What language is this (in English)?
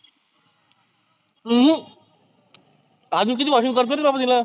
Marathi